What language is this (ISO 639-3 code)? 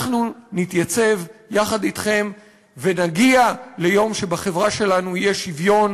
heb